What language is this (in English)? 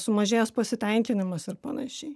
Lithuanian